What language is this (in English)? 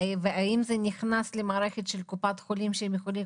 Hebrew